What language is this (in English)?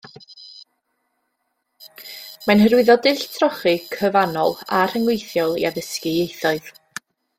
Welsh